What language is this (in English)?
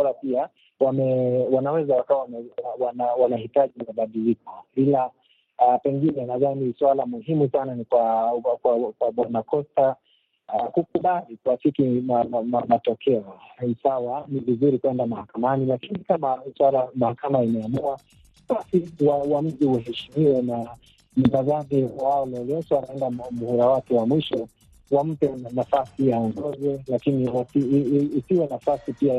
Swahili